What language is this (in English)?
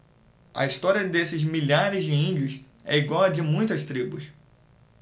Portuguese